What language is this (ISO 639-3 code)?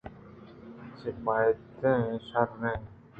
bgp